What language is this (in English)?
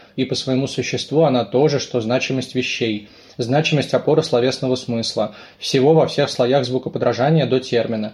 Russian